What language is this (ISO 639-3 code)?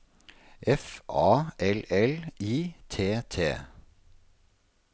nor